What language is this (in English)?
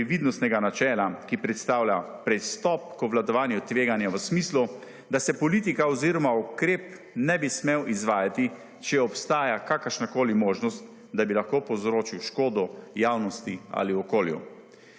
Slovenian